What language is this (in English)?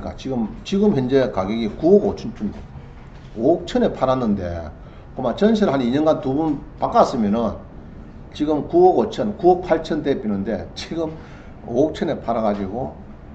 Korean